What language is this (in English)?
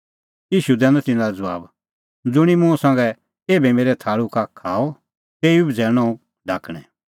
Kullu Pahari